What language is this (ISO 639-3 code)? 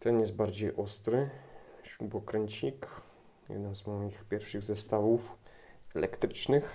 pol